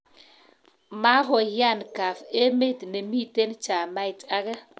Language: Kalenjin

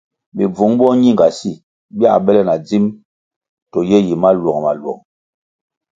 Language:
Kwasio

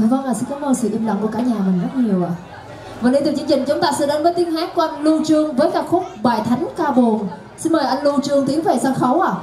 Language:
Vietnamese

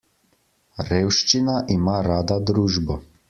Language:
Slovenian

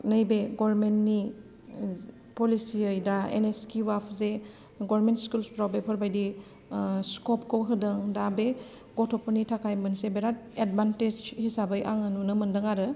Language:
Bodo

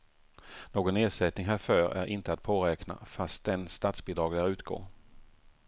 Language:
Swedish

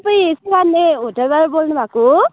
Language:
Nepali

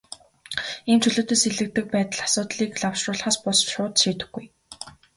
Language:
Mongolian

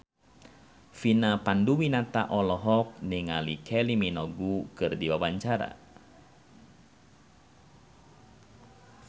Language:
Sundanese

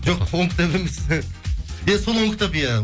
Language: Kazakh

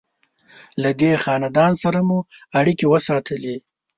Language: Pashto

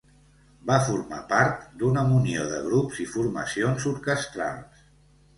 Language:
Catalan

